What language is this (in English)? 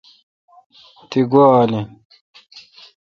Kalkoti